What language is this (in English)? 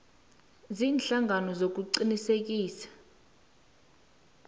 South Ndebele